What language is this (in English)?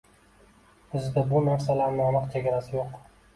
Uzbek